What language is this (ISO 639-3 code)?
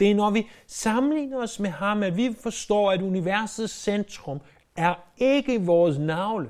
dan